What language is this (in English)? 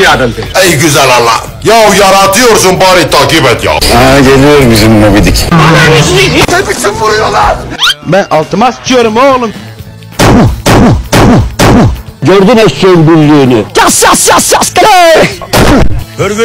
Turkish